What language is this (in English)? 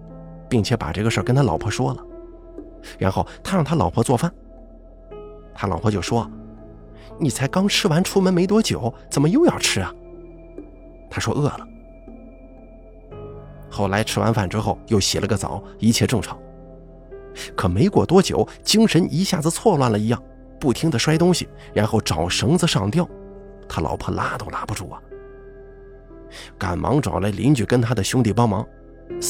Chinese